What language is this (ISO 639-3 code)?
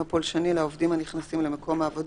heb